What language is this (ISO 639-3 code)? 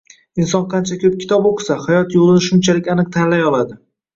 uzb